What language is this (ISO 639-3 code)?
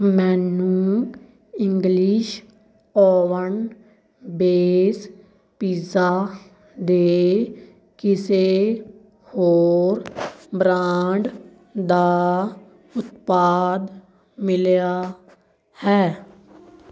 pan